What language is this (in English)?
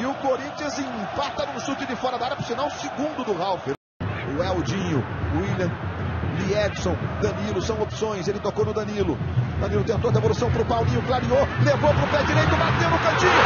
Portuguese